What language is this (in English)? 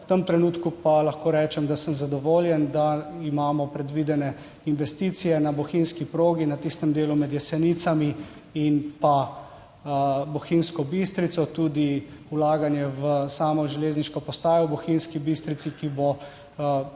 Slovenian